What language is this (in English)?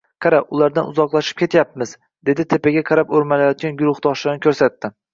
Uzbek